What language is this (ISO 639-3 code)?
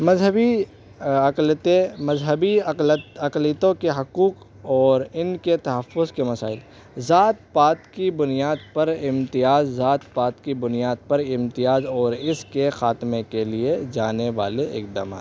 urd